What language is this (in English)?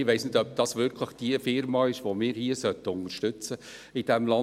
Swiss German